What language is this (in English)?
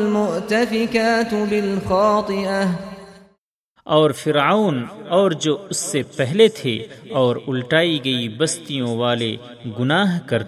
Urdu